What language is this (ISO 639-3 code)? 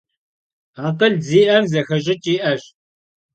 kbd